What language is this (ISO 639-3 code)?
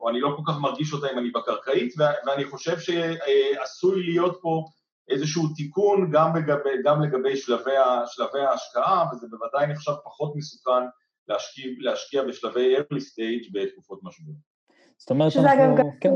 heb